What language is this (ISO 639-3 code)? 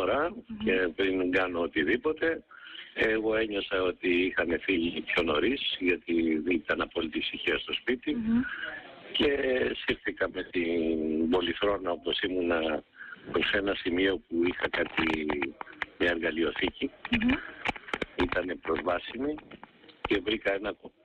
ell